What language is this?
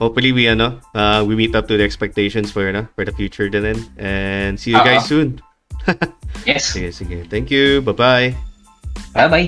Filipino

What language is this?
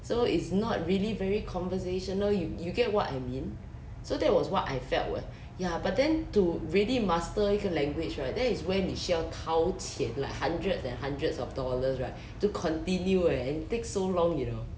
English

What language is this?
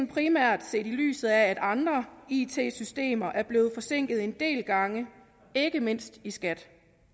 Danish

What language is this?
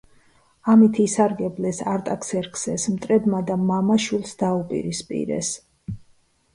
Georgian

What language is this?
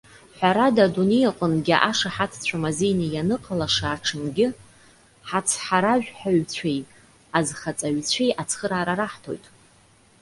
Abkhazian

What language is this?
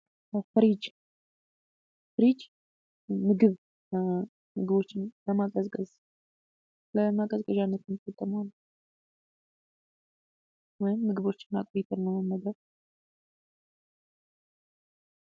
Amharic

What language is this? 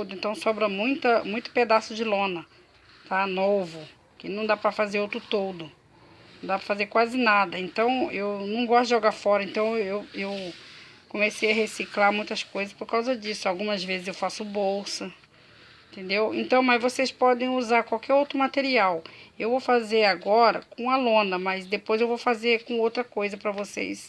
Portuguese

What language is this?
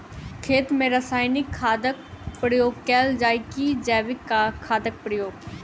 Maithili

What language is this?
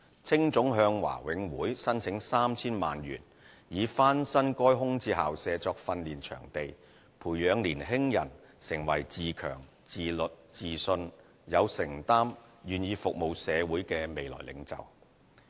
Cantonese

